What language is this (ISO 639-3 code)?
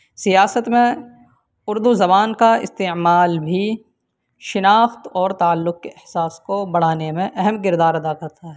urd